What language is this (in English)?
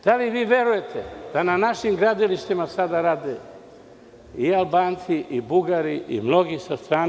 Serbian